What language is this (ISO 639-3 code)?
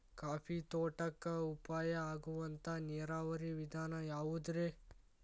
kan